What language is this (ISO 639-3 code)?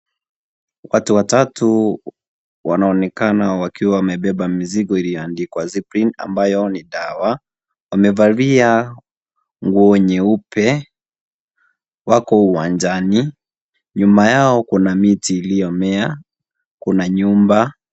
swa